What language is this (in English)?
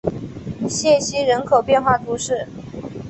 Chinese